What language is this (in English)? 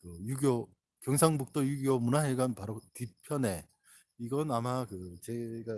Korean